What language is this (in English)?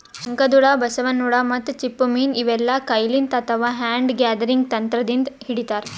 Kannada